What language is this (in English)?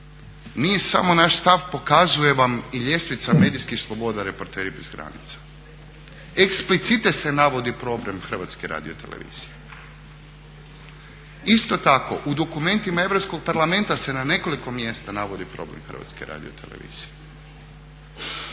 Croatian